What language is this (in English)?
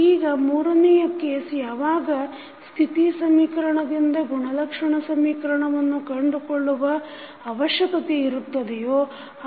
Kannada